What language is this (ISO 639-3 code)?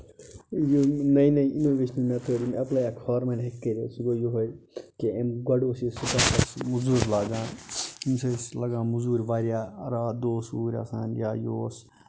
kas